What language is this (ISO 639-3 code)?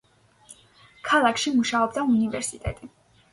kat